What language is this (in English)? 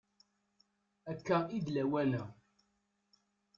Kabyle